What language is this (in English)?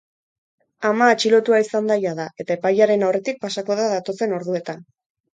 Basque